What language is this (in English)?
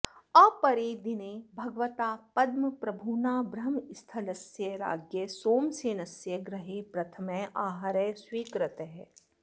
Sanskrit